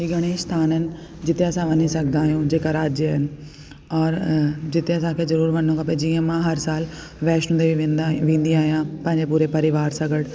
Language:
Sindhi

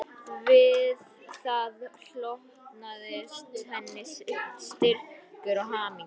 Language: Icelandic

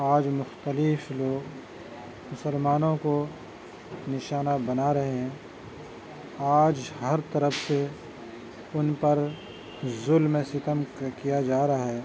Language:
Urdu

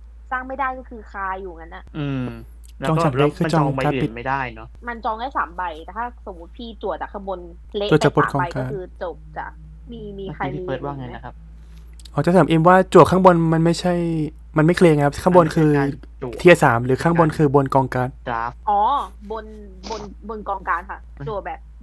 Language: Thai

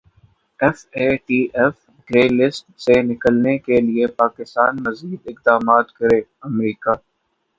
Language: Urdu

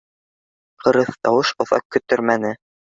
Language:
Bashkir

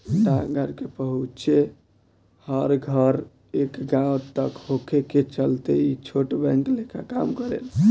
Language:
Bhojpuri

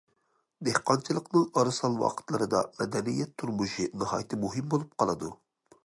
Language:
Uyghur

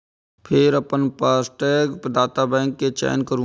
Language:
Maithili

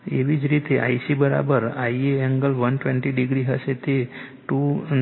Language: Gujarati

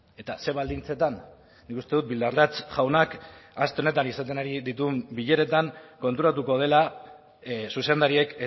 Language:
Basque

